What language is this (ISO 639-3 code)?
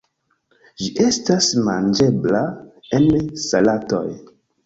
epo